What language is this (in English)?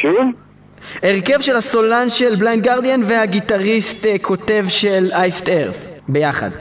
Hebrew